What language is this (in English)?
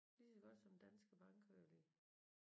Danish